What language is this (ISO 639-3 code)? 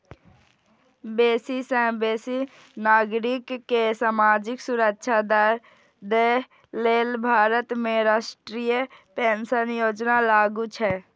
mai